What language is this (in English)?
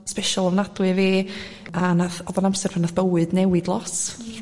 Welsh